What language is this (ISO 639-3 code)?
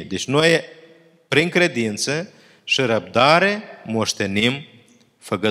ron